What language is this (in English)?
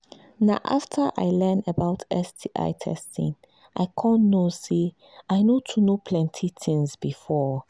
Nigerian Pidgin